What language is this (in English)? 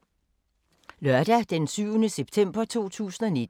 Danish